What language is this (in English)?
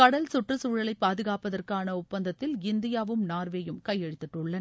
Tamil